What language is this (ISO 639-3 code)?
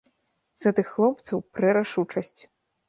bel